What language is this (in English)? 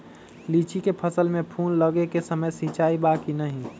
Magahi